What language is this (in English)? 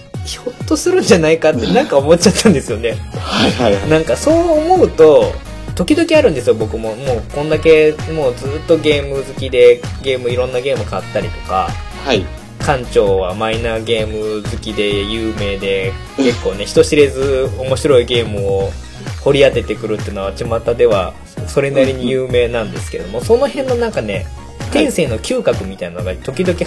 Japanese